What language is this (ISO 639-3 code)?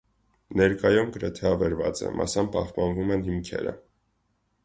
hye